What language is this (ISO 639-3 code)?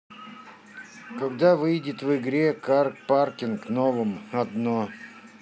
rus